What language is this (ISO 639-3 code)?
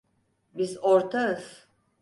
tur